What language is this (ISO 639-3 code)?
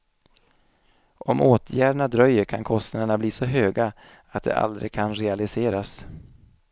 swe